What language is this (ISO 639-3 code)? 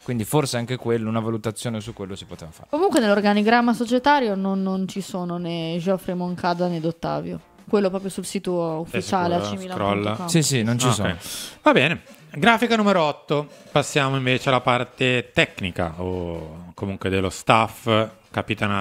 ita